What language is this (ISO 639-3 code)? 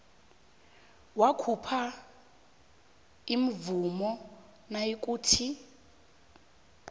nbl